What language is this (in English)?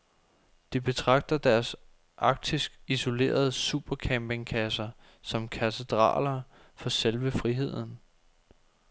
Danish